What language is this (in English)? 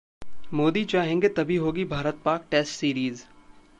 Hindi